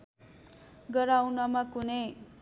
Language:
Nepali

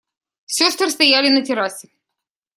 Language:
Russian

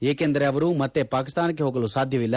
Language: Kannada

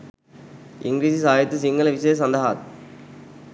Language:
Sinhala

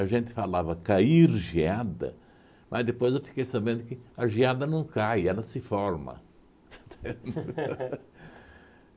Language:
Portuguese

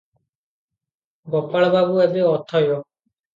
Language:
Odia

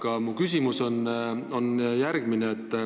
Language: Estonian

